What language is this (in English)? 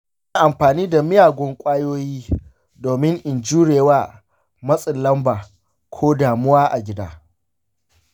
Hausa